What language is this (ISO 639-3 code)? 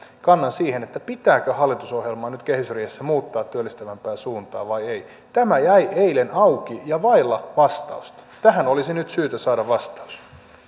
fin